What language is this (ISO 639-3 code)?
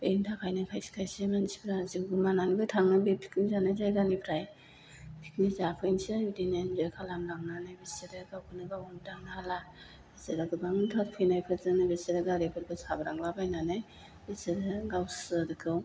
brx